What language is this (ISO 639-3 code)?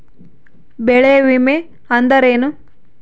kan